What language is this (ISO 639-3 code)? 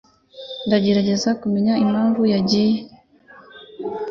kin